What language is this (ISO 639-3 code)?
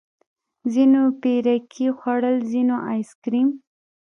pus